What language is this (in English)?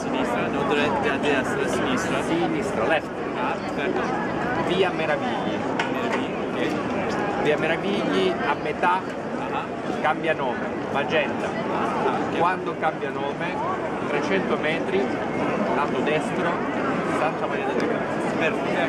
Italian